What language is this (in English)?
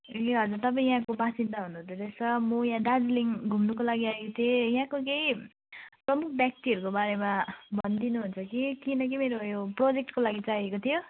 Nepali